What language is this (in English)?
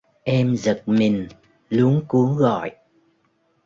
Vietnamese